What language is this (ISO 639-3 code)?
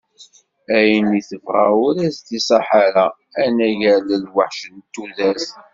kab